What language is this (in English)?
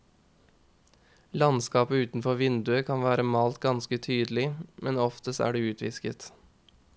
Norwegian